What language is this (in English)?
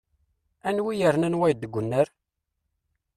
Kabyle